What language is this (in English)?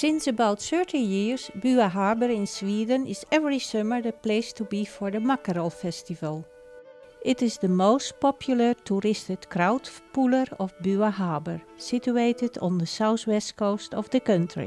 Korean